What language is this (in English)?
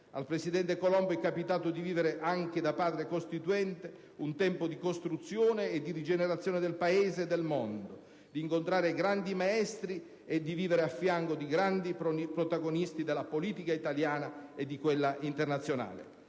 Italian